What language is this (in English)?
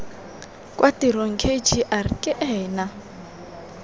Tswana